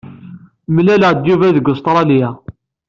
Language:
Kabyle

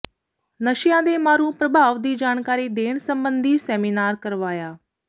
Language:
Punjabi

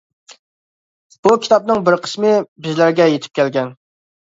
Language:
Uyghur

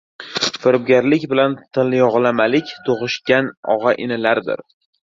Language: Uzbek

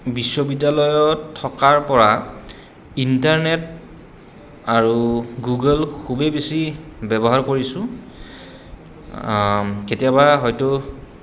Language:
Assamese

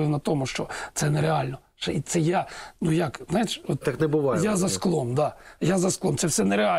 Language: Ukrainian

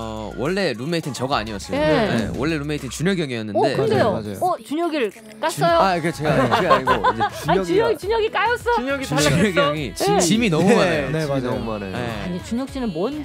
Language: Korean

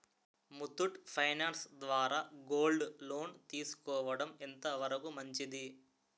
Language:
Telugu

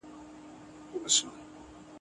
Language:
Pashto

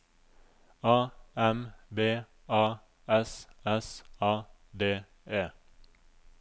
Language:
Norwegian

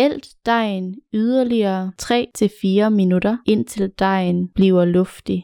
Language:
Danish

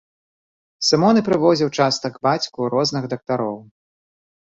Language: Belarusian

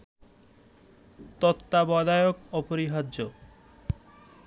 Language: Bangla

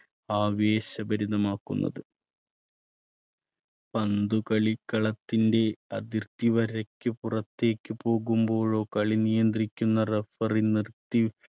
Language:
Malayalam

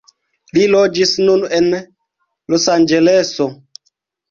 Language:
Esperanto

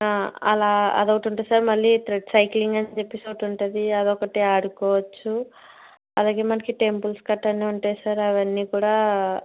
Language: Telugu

